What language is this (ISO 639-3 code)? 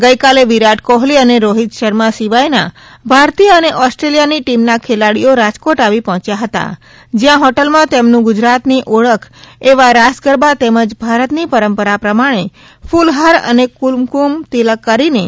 guj